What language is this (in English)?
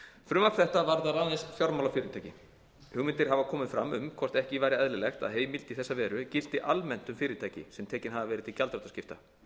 Icelandic